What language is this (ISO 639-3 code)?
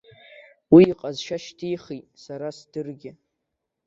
abk